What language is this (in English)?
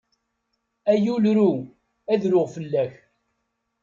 Kabyle